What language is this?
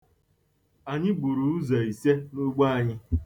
Igbo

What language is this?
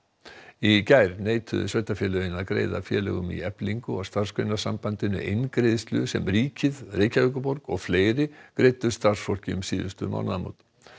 Icelandic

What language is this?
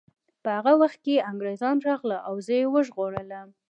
Pashto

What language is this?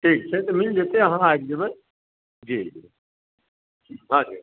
Maithili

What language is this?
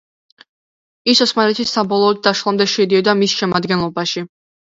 Georgian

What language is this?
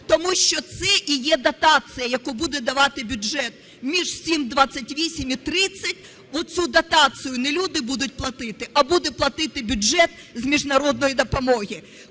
Ukrainian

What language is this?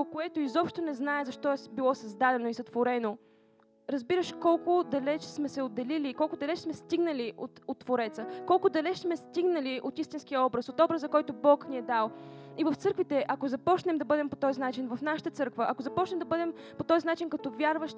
Bulgarian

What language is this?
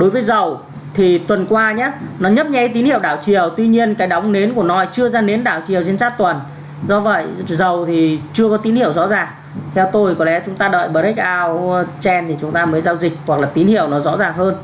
Vietnamese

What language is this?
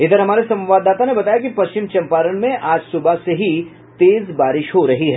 Hindi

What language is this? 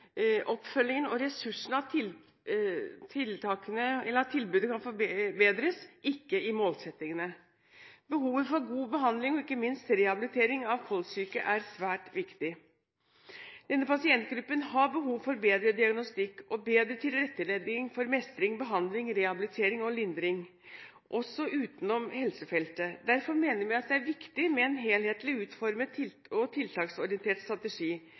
Norwegian Bokmål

